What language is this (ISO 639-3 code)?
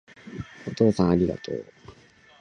jpn